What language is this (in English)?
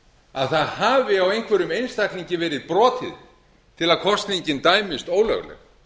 Icelandic